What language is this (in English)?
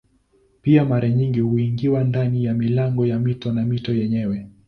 Swahili